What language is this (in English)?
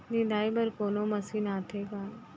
Chhattisgarhi